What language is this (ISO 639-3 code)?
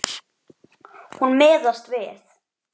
isl